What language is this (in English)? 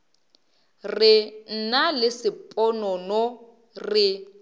Northern Sotho